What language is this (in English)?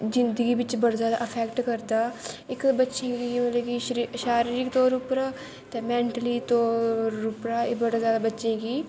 Dogri